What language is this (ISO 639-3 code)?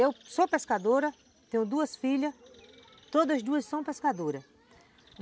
por